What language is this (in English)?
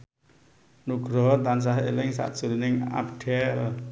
Javanese